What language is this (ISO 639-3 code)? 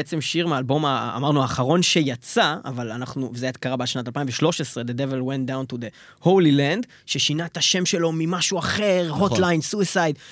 heb